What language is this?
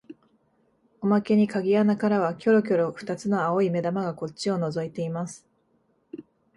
Japanese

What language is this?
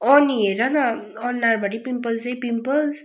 Nepali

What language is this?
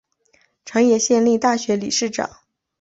Chinese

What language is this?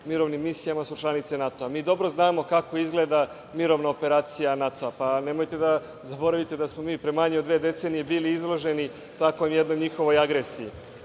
Serbian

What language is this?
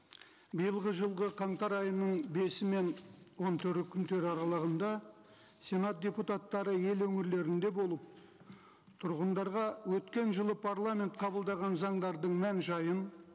Kazakh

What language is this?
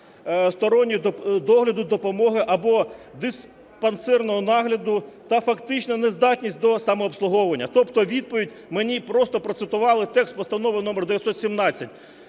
Ukrainian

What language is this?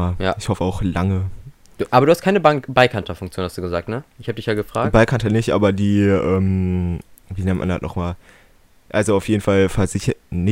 German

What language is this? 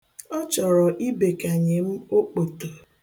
Igbo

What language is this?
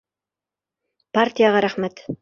Bashkir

